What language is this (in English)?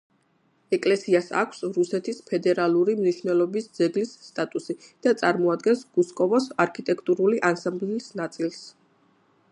Georgian